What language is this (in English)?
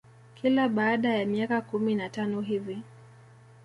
Swahili